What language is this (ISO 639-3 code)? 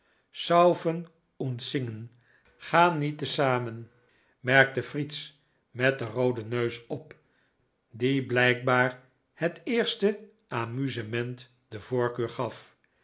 nld